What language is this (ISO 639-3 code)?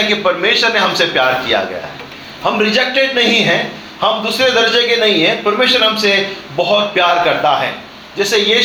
hin